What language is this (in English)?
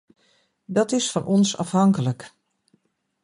Dutch